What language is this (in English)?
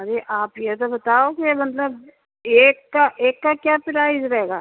Urdu